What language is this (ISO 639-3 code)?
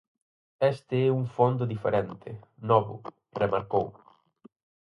glg